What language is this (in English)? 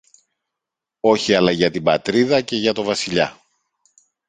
Greek